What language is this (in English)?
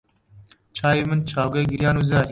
Central Kurdish